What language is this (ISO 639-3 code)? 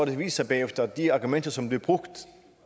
dan